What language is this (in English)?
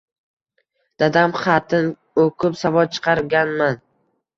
Uzbek